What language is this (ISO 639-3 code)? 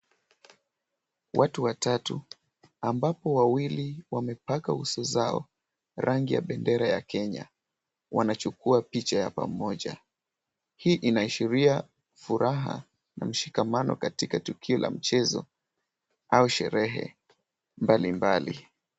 swa